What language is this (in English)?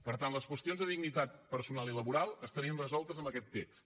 Catalan